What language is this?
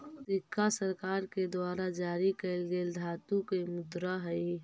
Magahi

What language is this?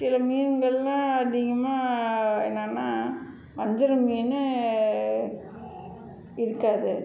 Tamil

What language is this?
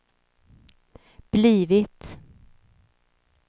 Swedish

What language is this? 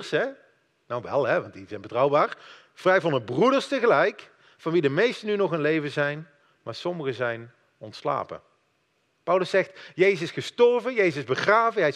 Dutch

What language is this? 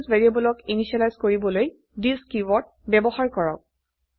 Assamese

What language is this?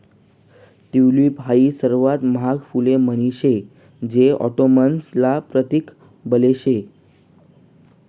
Marathi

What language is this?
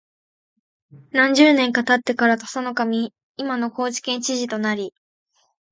Japanese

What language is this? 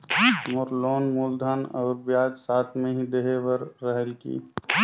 Chhattisgarhi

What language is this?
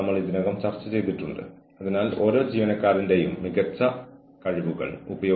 Malayalam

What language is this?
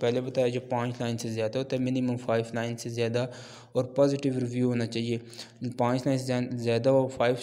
Turkish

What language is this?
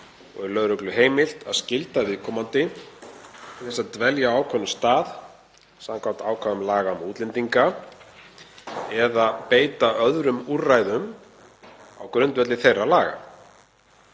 Icelandic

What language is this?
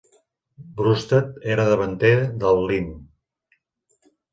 Catalan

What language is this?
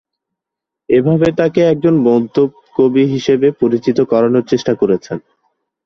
Bangla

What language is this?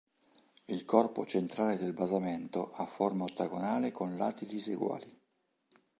Italian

